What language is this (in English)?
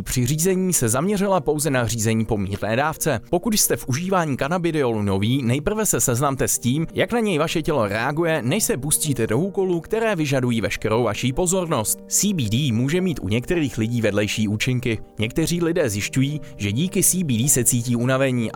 Czech